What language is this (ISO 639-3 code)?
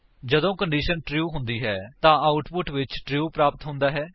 pan